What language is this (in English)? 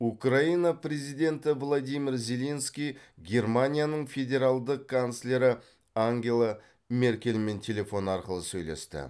Kazakh